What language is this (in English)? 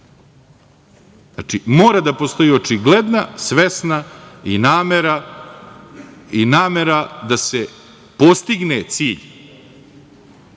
Serbian